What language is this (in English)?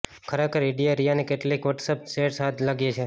Gujarati